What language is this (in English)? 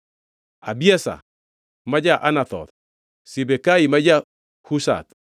Luo (Kenya and Tanzania)